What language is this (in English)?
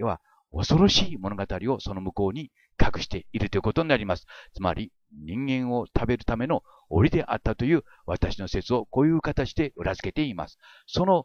Japanese